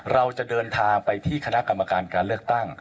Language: Thai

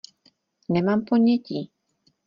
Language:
Czech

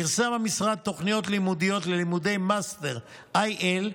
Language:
Hebrew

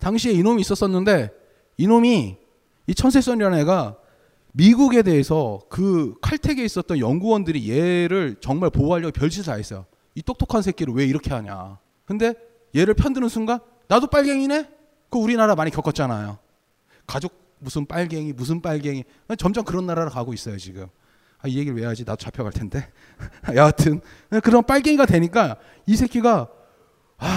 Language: Korean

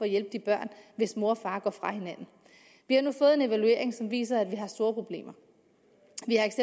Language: Danish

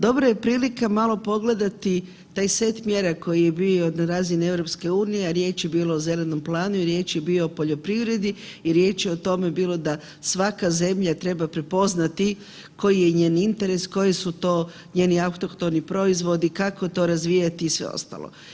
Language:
Croatian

